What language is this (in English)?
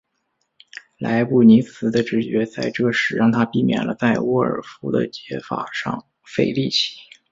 Chinese